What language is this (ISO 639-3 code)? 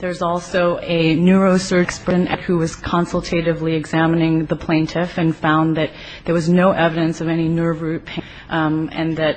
eng